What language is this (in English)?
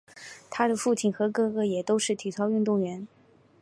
Chinese